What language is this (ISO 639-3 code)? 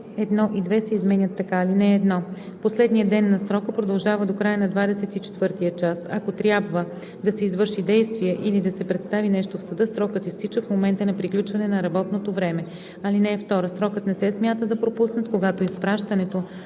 bul